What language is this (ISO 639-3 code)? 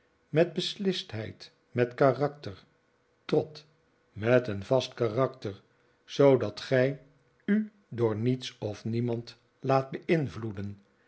nld